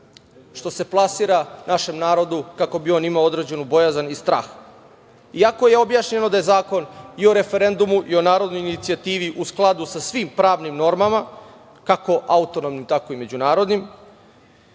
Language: Serbian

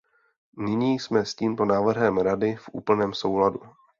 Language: Czech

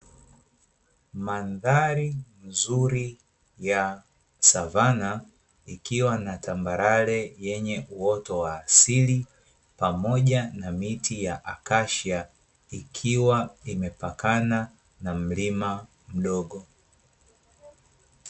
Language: Swahili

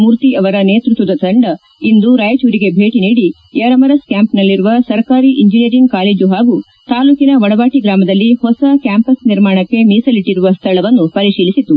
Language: Kannada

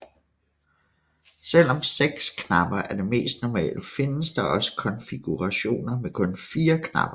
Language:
Danish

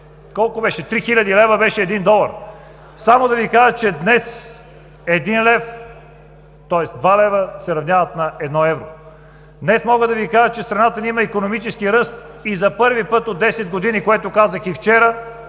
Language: Bulgarian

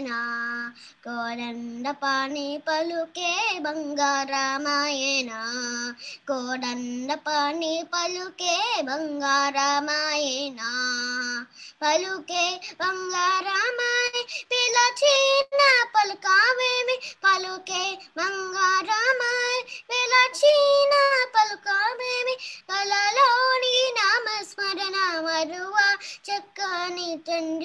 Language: Telugu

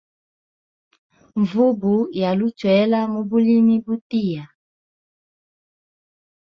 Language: Hemba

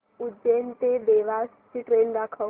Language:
Marathi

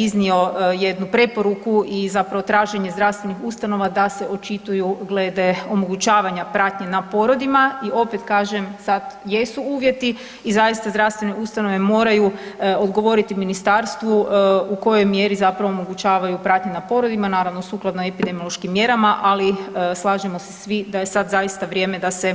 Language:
Croatian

